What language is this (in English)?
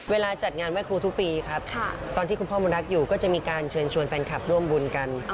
Thai